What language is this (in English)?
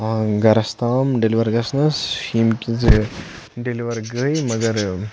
Kashmiri